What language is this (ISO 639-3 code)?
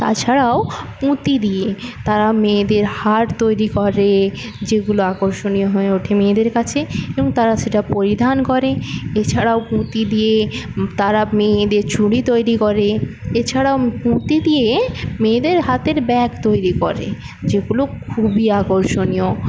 ben